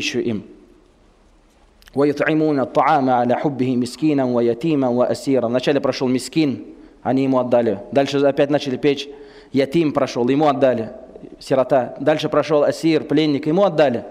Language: Russian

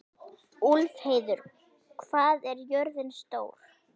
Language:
Icelandic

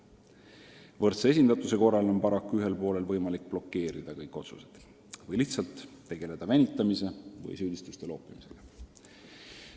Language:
Estonian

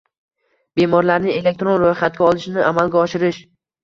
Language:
Uzbek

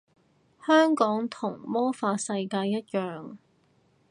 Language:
Cantonese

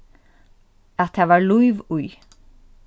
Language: Faroese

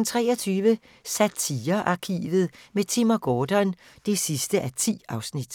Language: Danish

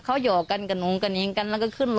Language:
Thai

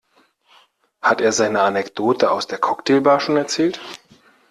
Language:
German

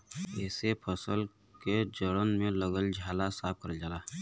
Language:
Bhojpuri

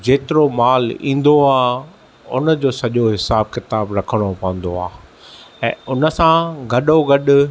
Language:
Sindhi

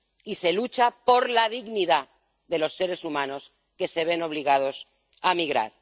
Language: Spanish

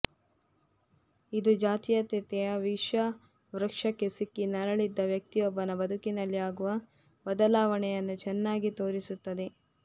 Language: Kannada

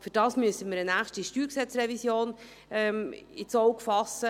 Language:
Swiss German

